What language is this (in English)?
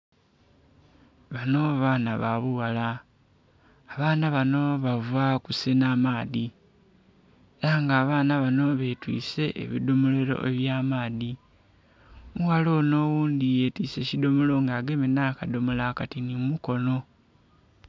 Soga